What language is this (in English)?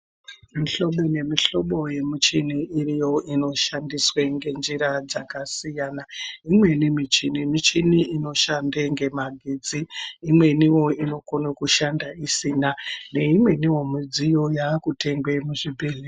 Ndau